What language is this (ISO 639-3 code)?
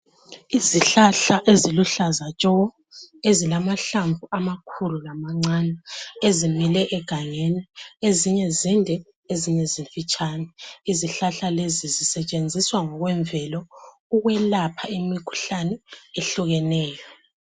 nde